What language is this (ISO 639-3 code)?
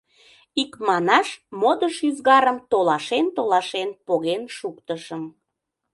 chm